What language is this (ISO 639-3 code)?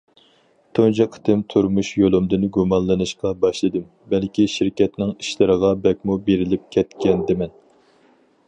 uig